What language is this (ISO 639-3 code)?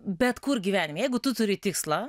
lit